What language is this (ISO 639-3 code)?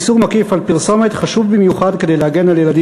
heb